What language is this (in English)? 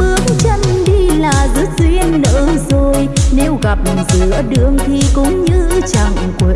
Vietnamese